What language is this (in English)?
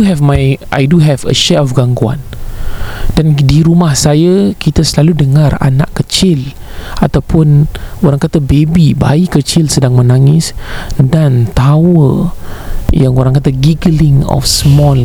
Malay